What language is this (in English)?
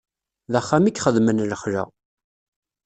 Kabyle